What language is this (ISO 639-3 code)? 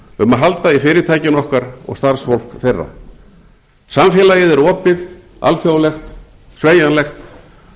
isl